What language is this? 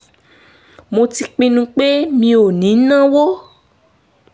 Yoruba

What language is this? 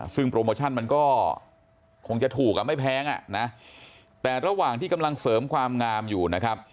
Thai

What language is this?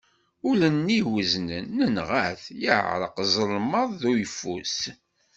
Kabyle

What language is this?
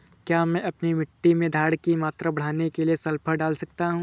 Hindi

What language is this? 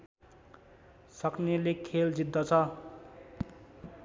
Nepali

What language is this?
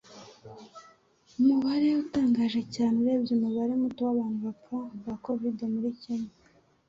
Kinyarwanda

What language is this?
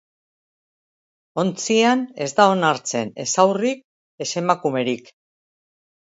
Basque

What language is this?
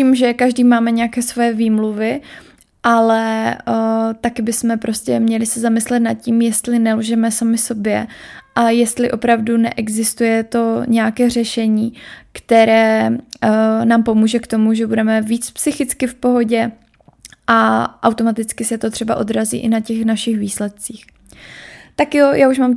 Czech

